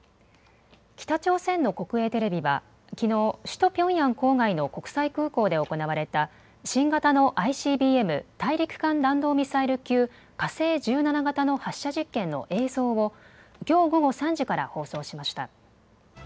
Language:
Japanese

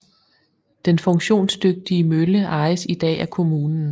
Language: Danish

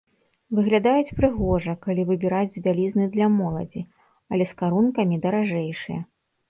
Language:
Belarusian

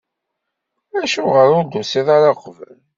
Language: Kabyle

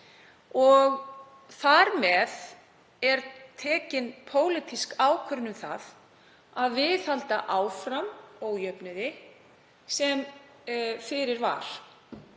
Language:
Icelandic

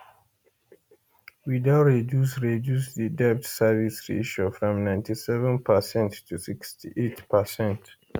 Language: Nigerian Pidgin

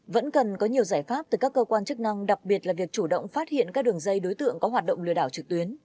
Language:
Vietnamese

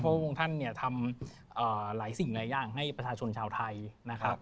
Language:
Thai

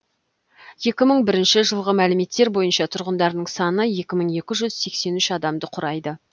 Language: Kazakh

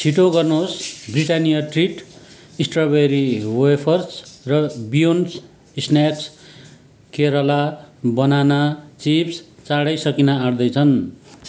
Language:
Nepali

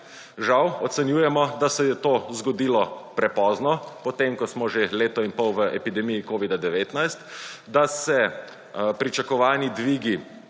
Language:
Slovenian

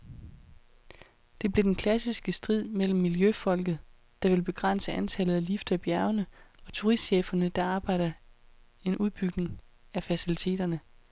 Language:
Danish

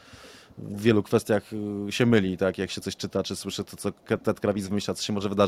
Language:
Polish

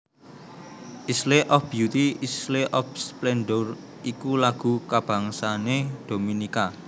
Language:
Javanese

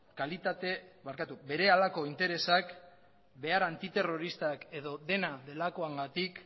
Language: Basque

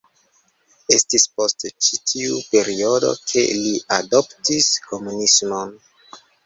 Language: Esperanto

